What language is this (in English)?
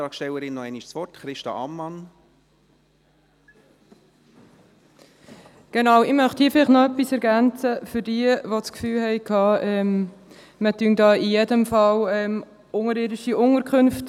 Swiss German